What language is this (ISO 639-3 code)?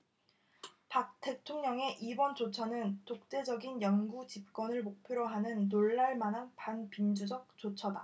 kor